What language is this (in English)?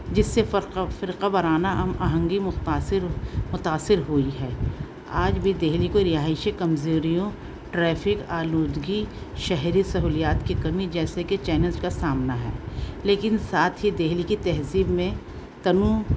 Urdu